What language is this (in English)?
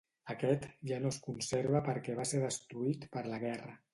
Catalan